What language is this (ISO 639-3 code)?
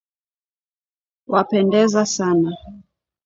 swa